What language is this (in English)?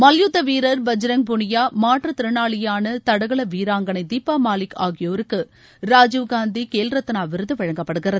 Tamil